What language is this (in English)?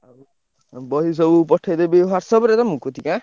Odia